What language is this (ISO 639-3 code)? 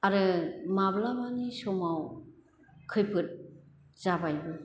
brx